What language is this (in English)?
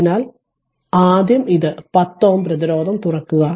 Malayalam